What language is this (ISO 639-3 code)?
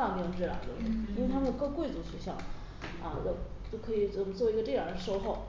zho